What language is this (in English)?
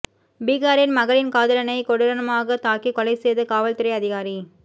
Tamil